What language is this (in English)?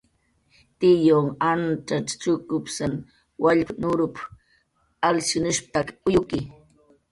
Jaqaru